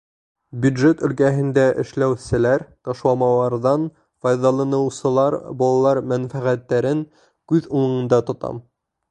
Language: Bashkir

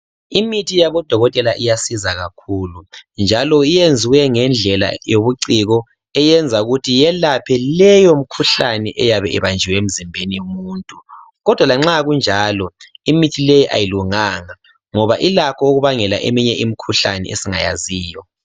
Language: North Ndebele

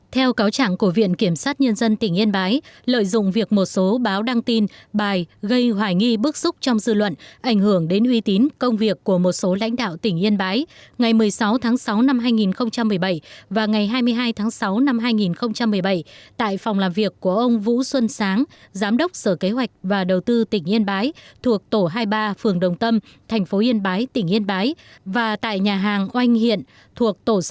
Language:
Vietnamese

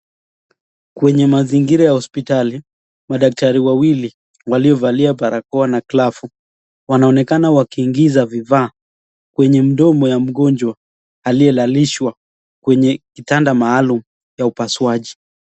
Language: Swahili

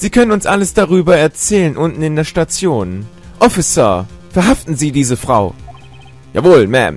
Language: German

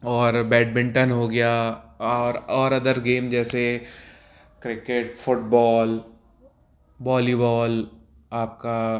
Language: Hindi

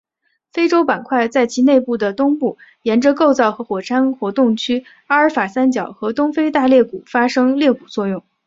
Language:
Chinese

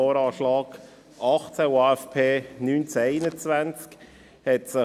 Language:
Swiss German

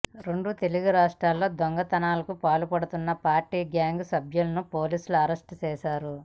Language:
Telugu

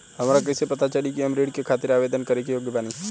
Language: Bhojpuri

